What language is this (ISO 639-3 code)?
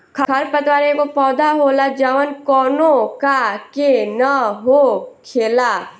bho